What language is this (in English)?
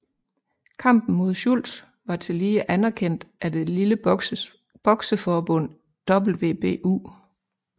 Danish